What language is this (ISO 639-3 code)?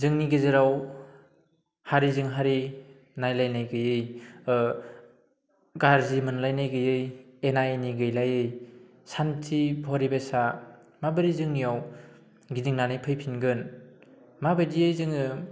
brx